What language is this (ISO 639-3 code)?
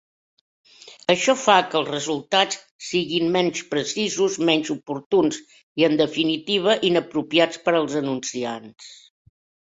cat